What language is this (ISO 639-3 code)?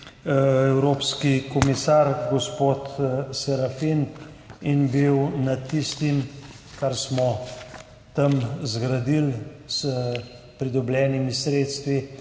slv